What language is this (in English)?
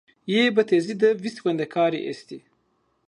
Zaza